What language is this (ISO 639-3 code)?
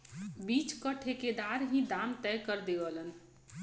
bho